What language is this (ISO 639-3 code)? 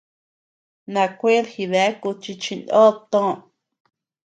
cux